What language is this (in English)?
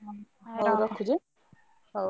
Odia